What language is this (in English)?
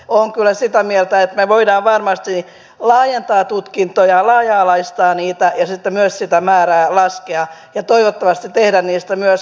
Finnish